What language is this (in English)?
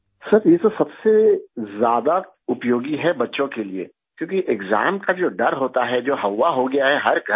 Urdu